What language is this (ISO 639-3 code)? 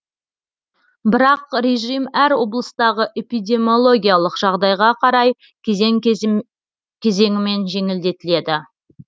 kaz